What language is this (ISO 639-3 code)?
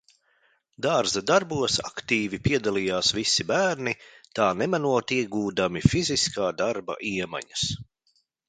lav